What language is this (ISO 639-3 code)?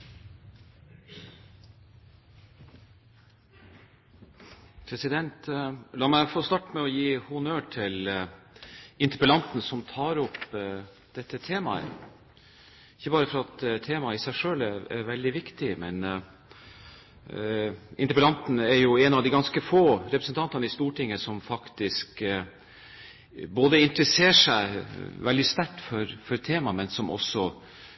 nob